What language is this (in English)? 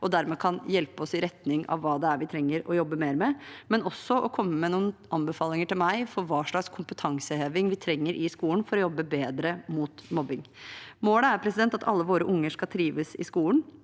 Norwegian